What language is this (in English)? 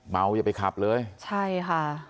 Thai